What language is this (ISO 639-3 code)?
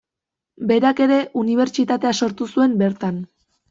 eus